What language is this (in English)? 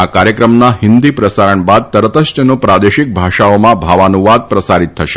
Gujarati